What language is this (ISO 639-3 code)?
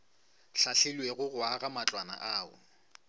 nso